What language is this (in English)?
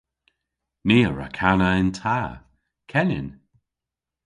Cornish